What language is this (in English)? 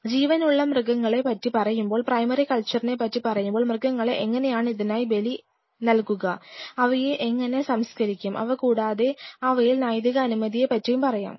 Malayalam